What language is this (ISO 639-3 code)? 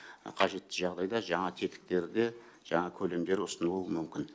kaz